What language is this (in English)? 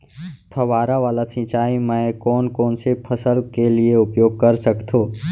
Chhattisgarhi